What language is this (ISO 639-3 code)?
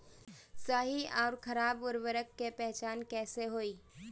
bho